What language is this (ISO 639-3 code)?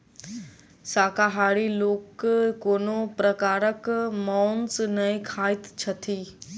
mai